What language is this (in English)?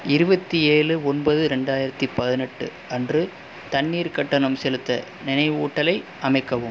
Tamil